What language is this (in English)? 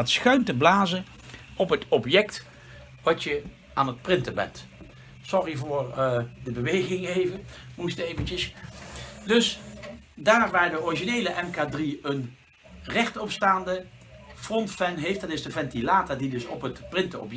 Dutch